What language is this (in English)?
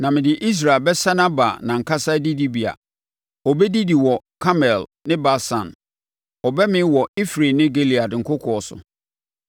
Akan